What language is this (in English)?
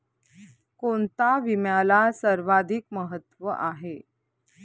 Marathi